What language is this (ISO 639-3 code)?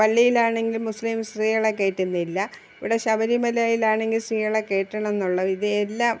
mal